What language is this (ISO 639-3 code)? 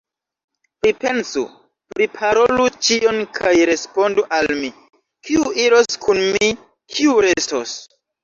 epo